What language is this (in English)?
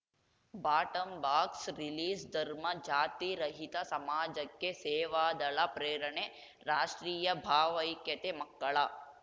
Kannada